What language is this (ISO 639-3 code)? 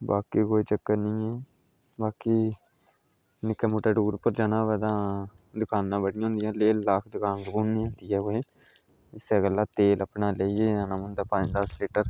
doi